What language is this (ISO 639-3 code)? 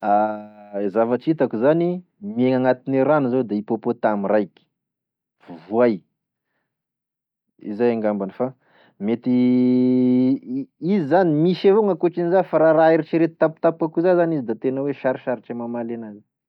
tkg